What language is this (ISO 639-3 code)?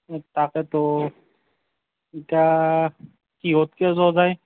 asm